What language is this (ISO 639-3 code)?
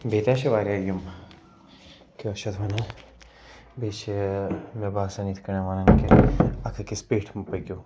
kas